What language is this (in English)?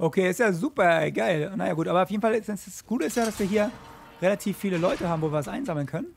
German